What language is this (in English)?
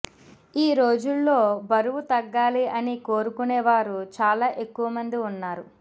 Telugu